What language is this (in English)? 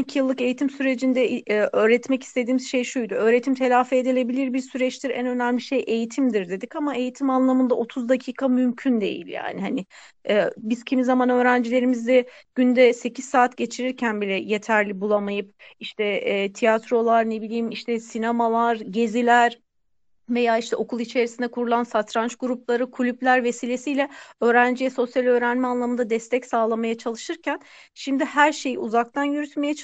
Turkish